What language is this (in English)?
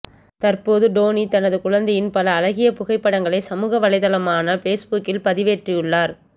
Tamil